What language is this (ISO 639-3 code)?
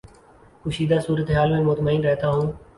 urd